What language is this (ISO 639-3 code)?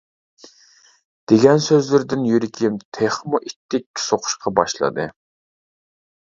uig